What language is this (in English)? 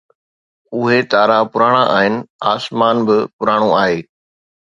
Sindhi